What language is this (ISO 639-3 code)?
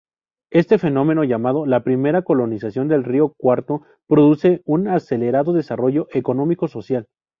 spa